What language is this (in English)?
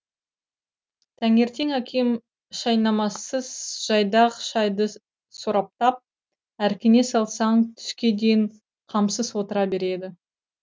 Kazakh